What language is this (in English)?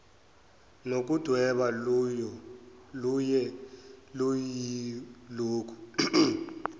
Zulu